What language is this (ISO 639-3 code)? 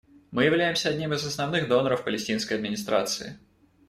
rus